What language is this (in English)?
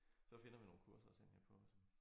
Danish